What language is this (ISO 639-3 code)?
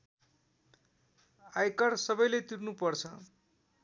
nep